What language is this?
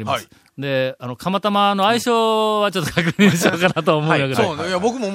Japanese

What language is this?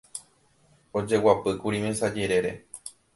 Guarani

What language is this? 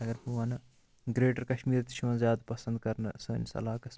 Kashmiri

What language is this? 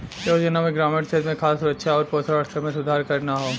Bhojpuri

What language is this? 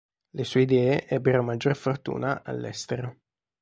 Italian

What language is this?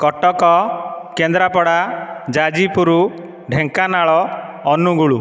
Odia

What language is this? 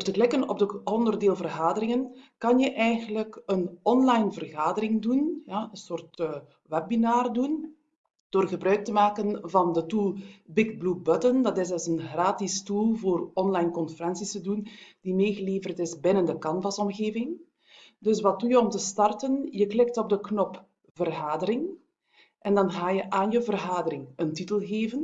Dutch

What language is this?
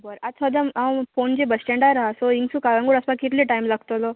Konkani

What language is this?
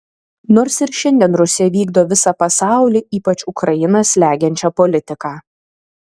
Lithuanian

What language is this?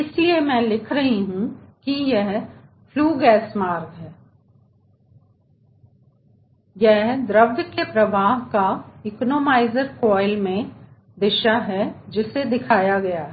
Hindi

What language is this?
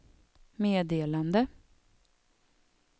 Swedish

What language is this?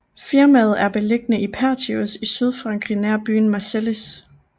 Danish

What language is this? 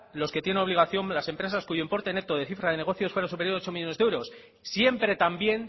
Spanish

